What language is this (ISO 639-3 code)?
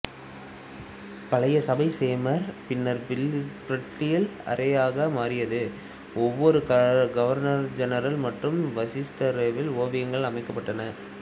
tam